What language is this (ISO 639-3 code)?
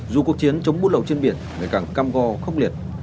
vie